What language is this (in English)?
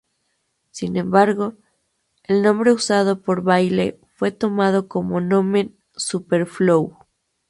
Spanish